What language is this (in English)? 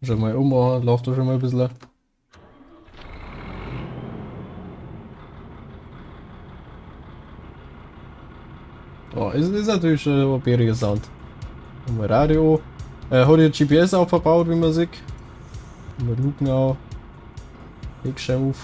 German